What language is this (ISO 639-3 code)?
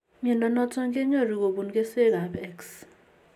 kln